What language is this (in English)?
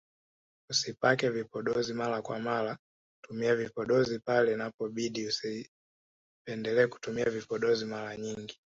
Swahili